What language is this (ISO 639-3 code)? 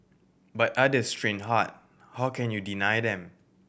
eng